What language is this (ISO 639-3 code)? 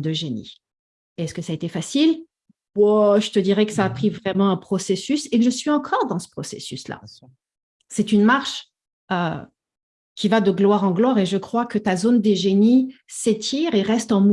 fra